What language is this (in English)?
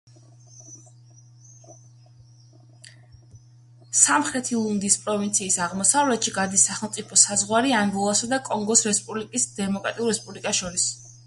Georgian